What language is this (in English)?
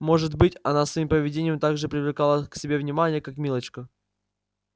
Russian